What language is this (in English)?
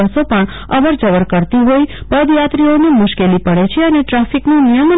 Gujarati